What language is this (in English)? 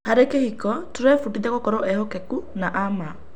Kikuyu